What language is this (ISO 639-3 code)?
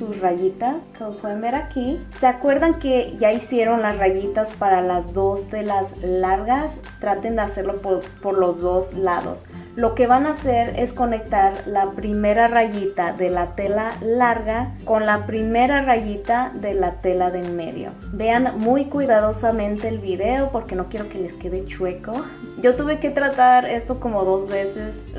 spa